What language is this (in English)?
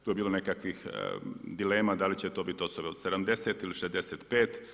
Croatian